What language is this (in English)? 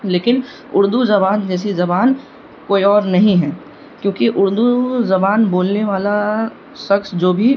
Urdu